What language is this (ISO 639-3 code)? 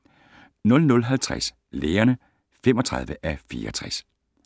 dan